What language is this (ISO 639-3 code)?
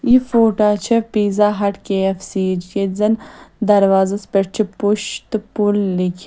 kas